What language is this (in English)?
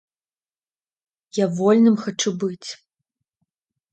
Belarusian